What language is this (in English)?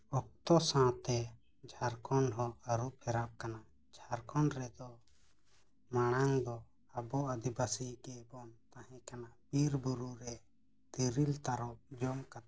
Santali